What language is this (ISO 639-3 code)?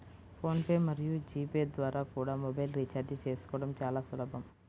tel